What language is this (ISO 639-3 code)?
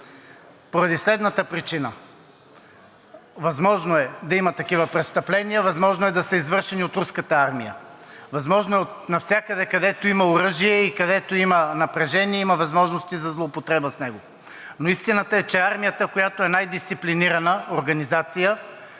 bul